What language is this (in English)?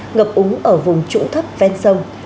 Vietnamese